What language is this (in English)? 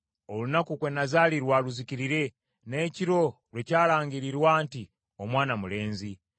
Ganda